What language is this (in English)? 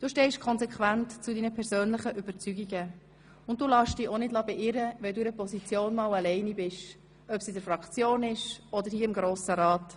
Swiss German